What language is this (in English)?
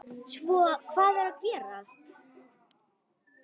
Icelandic